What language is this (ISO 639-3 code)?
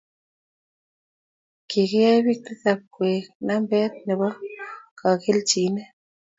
kln